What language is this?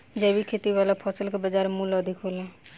Bhojpuri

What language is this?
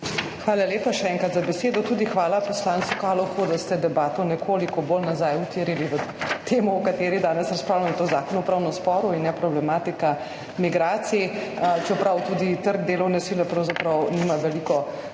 Slovenian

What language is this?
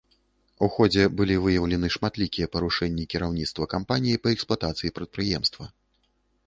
Belarusian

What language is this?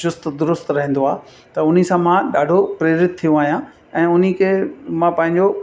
Sindhi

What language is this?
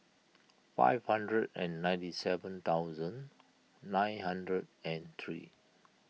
English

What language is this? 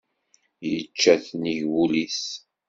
Kabyle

